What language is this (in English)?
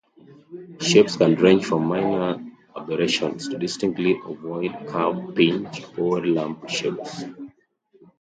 English